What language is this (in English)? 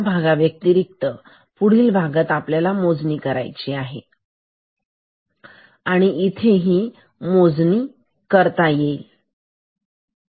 Marathi